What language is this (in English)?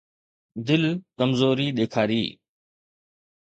Sindhi